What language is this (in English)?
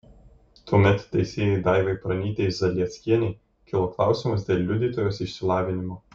Lithuanian